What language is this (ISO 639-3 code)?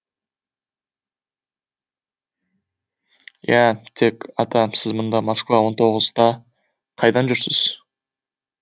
kaz